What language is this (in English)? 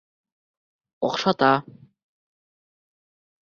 Bashkir